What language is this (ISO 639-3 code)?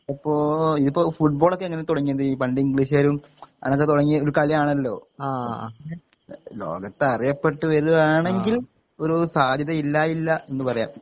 mal